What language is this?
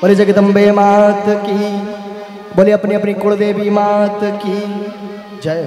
Hindi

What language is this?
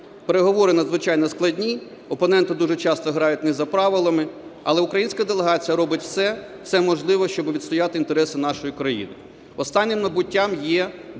Ukrainian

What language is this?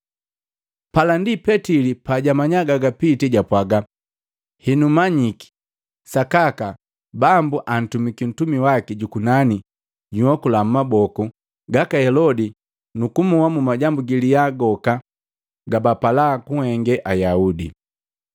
Matengo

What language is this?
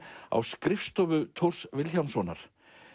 Icelandic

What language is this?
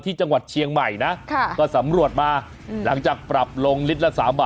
Thai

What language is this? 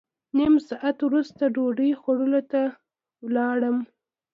Pashto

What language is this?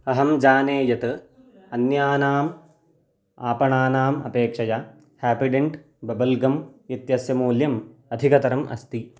Sanskrit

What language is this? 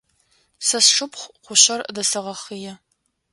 Adyghe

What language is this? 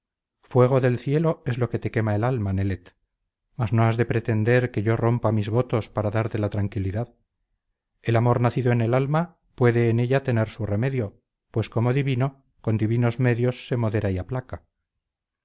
Spanish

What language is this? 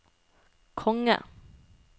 Norwegian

